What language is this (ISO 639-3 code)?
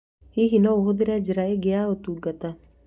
kik